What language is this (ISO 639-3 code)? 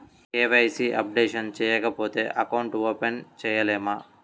tel